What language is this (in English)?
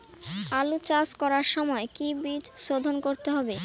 Bangla